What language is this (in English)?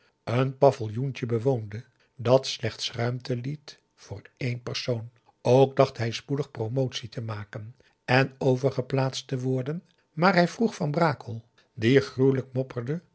Dutch